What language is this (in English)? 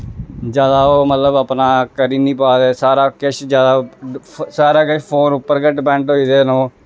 Dogri